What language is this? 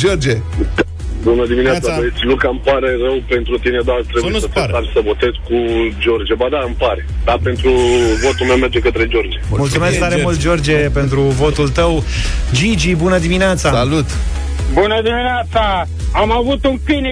Romanian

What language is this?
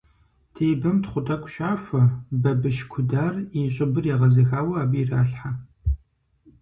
Kabardian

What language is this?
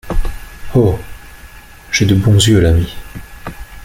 French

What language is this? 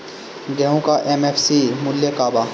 Bhojpuri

